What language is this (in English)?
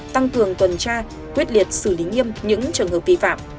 Vietnamese